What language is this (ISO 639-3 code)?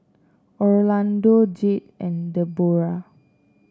eng